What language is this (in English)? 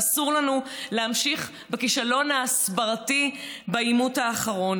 Hebrew